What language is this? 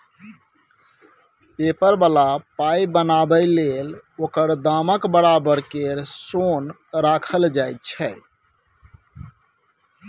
Maithili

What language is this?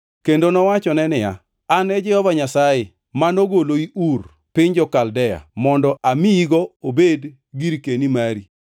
Luo (Kenya and Tanzania)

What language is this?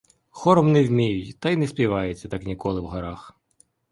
Ukrainian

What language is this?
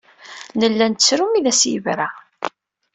Kabyle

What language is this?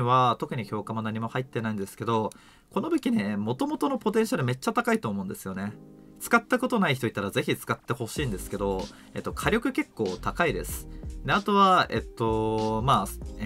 Japanese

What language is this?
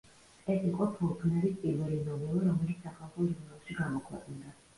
Georgian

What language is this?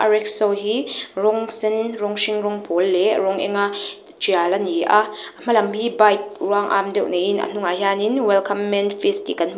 Mizo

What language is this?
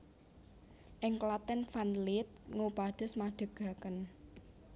Javanese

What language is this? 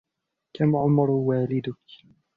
Arabic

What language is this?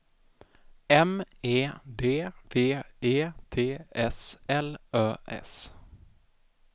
Swedish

